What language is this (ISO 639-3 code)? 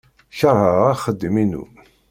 kab